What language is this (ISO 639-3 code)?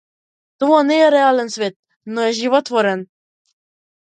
mkd